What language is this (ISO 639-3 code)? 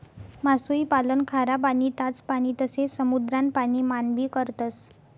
mar